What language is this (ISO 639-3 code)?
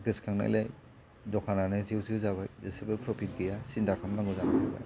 brx